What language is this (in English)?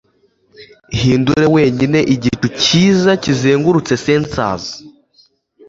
Kinyarwanda